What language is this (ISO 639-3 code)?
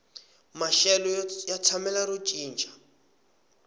tso